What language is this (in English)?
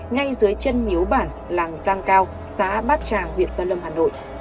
Vietnamese